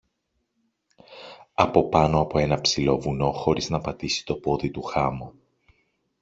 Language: Greek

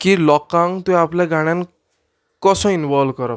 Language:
Konkani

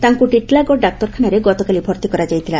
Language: Odia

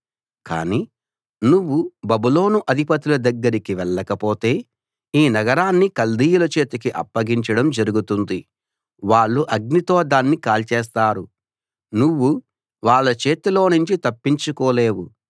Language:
Telugu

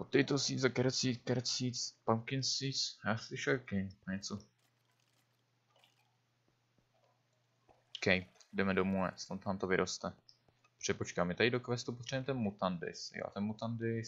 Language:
Czech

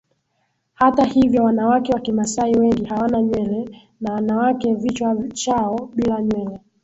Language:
Swahili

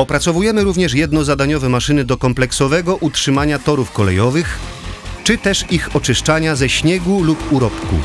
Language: Polish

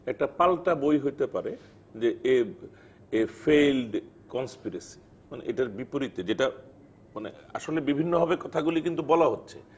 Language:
Bangla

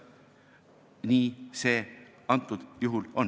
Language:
Estonian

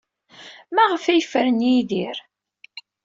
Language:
Kabyle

